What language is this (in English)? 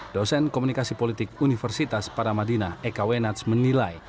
Indonesian